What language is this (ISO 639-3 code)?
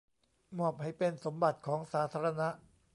tha